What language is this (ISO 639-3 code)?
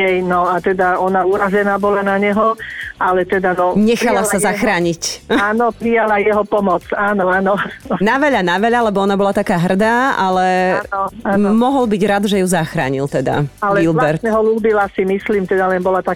slk